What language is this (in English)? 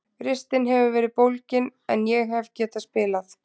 Icelandic